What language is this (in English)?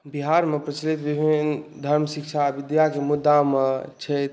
Maithili